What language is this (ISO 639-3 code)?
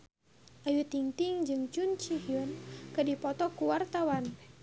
sun